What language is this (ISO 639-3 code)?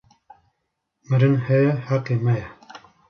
kur